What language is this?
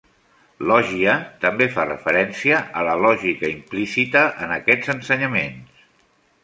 Catalan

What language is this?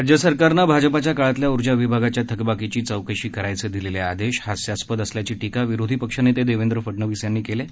Marathi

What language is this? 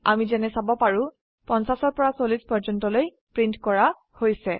Assamese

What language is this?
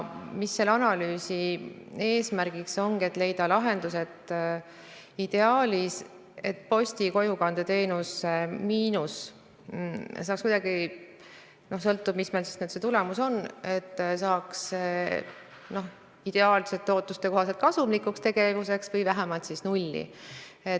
Estonian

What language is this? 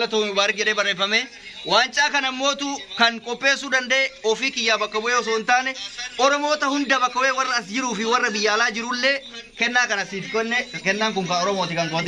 Arabic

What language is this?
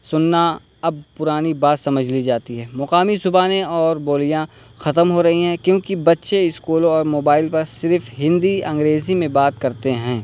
Urdu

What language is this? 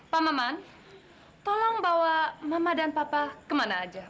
Indonesian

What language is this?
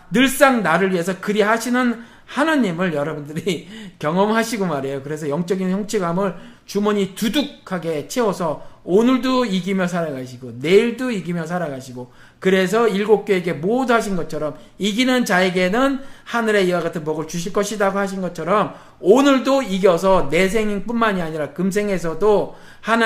Korean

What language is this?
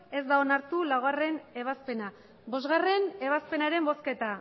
Basque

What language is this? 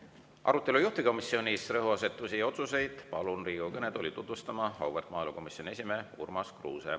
Estonian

